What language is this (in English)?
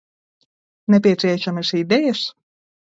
Latvian